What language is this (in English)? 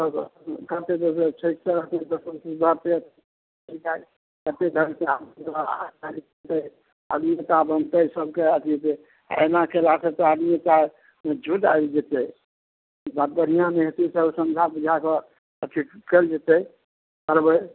Maithili